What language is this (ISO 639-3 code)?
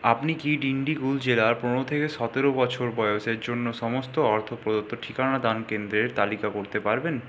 ben